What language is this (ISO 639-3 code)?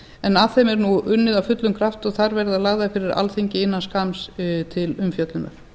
isl